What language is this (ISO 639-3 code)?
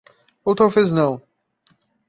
por